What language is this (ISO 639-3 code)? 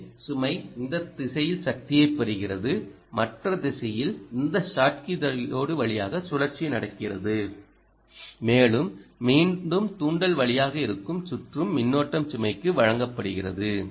tam